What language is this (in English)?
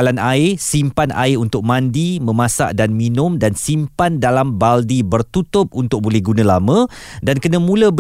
Malay